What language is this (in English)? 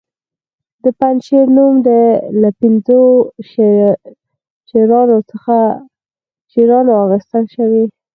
Pashto